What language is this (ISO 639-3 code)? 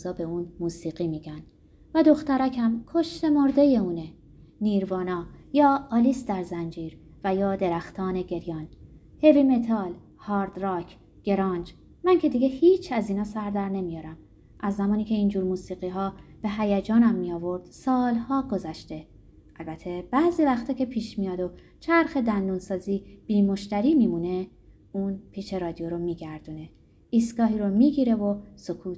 fas